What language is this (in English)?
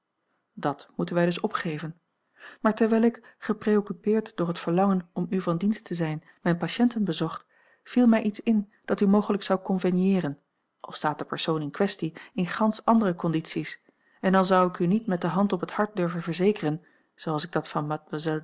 Dutch